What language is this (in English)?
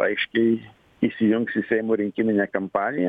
Lithuanian